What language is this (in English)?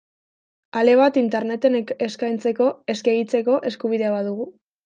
Basque